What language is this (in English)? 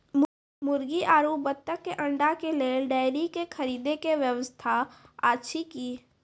Maithili